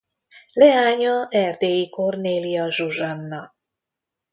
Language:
Hungarian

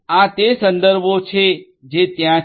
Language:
Gujarati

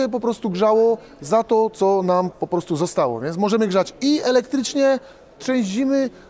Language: Polish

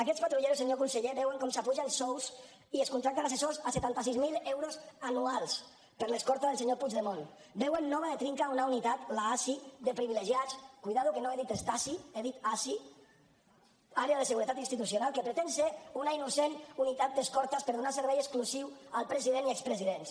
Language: Catalan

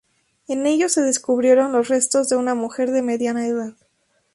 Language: Spanish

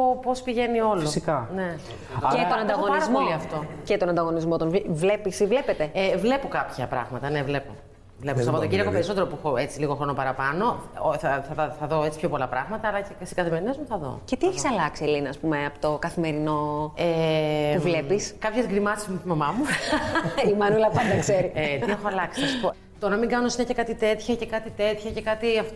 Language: Greek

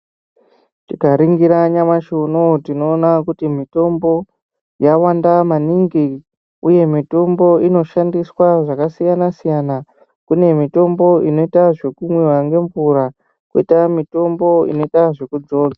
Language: Ndau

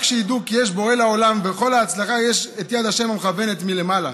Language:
Hebrew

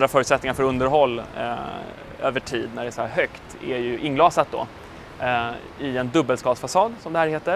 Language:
Swedish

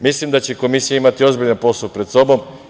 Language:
Serbian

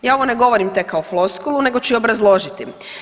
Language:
Croatian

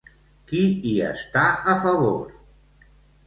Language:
Catalan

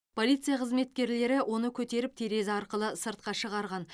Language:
Kazakh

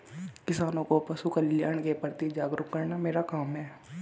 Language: Hindi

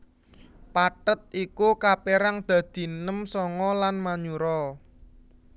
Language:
Javanese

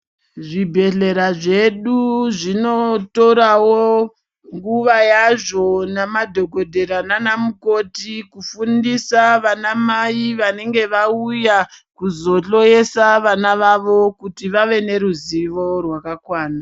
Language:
Ndau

